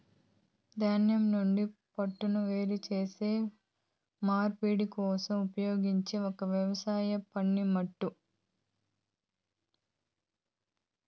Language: Telugu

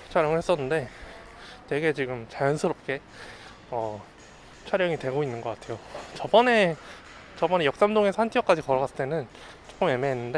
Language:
Korean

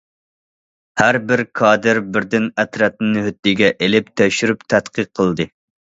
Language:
Uyghur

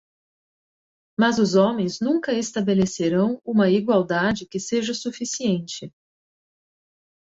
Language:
Portuguese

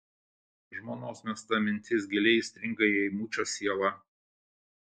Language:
Lithuanian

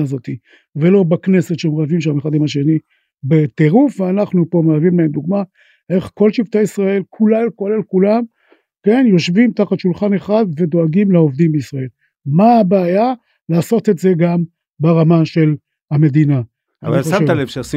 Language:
Hebrew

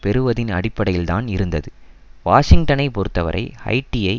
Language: Tamil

